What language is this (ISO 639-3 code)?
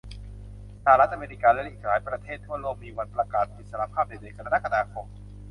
tha